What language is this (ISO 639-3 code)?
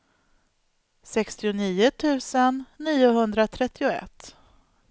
swe